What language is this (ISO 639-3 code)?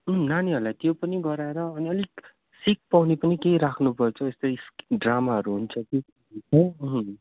nep